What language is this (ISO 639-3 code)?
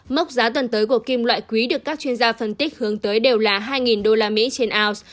vie